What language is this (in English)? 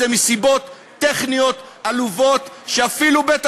Hebrew